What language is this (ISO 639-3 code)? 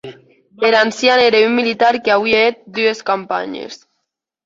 oci